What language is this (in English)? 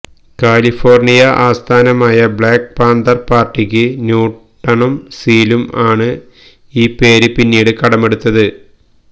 Malayalam